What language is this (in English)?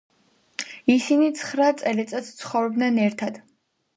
Georgian